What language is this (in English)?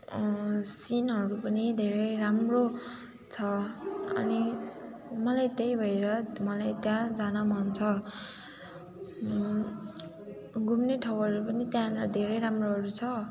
Nepali